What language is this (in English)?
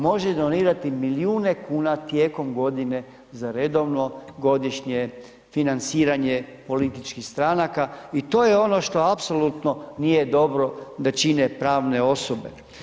Croatian